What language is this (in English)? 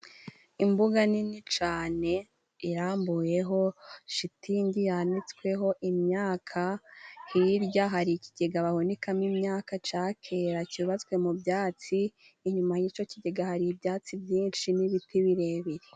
Kinyarwanda